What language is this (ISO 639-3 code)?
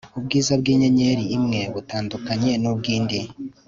kin